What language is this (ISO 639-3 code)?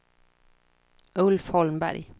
swe